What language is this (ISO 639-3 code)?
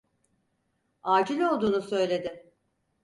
tur